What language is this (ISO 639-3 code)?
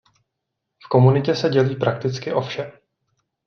ces